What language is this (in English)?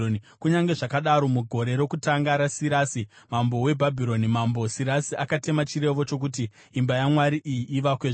Shona